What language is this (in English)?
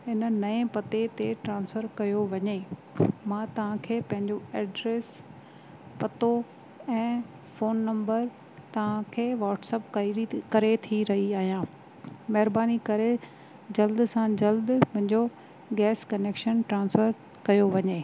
Sindhi